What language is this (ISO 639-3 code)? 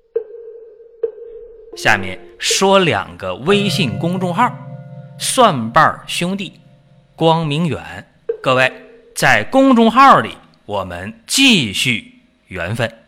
zho